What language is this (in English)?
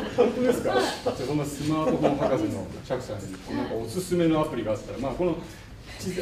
Japanese